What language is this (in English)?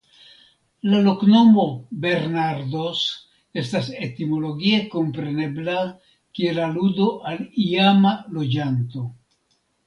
Esperanto